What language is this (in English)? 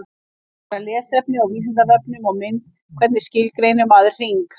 Icelandic